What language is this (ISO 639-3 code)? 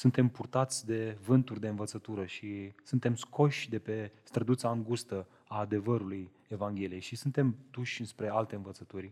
ron